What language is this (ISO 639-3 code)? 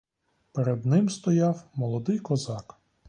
ukr